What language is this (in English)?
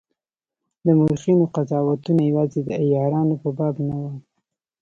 Pashto